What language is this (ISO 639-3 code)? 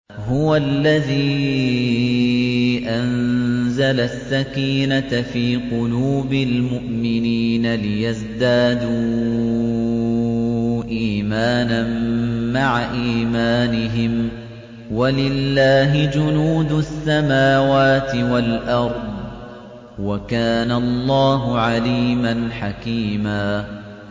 ara